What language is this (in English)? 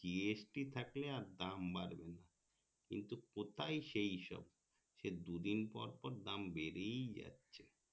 Bangla